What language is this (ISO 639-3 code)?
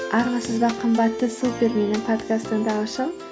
kaz